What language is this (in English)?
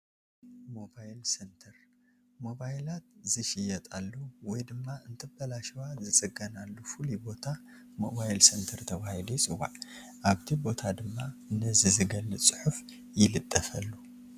Tigrinya